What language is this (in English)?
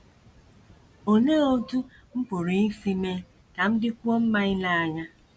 Igbo